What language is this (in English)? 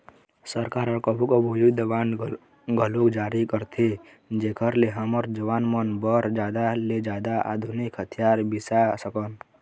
Chhattisgarhi